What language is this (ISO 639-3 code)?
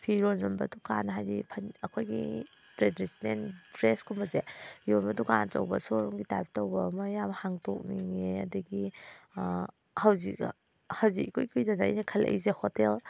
mni